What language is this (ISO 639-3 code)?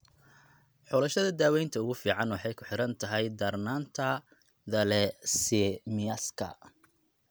som